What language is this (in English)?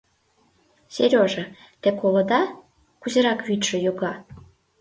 Mari